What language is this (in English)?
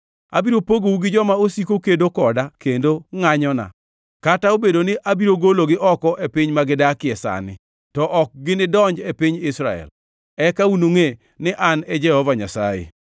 Luo (Kenya and Tanzania)